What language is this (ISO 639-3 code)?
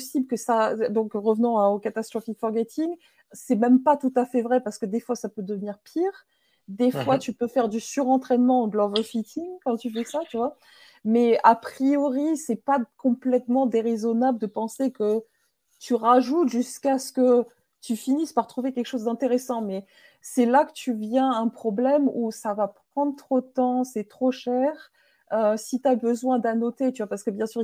fra